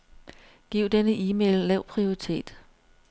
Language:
Danish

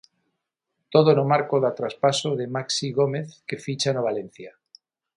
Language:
Galician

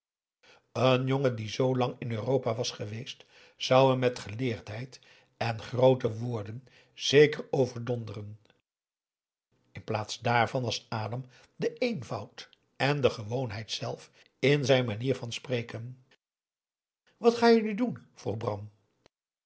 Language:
Dutch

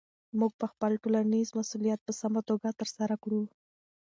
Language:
Pashto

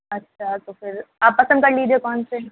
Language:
Urdu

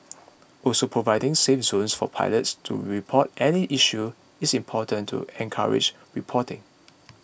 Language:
English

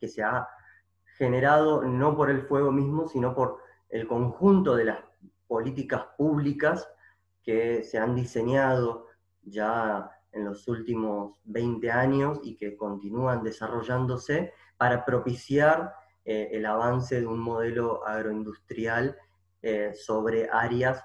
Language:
Spanish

